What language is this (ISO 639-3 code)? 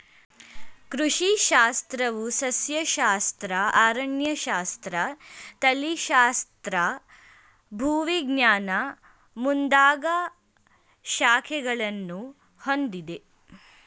kan